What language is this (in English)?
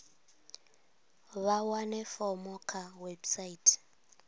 Venda